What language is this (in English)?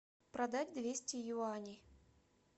Russian